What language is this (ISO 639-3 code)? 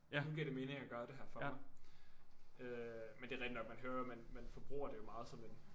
dan